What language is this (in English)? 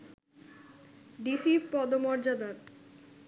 Bangla